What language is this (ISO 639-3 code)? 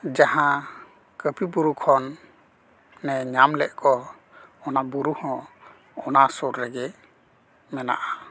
sat